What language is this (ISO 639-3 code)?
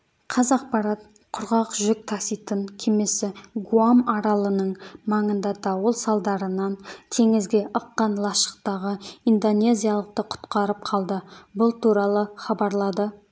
kaz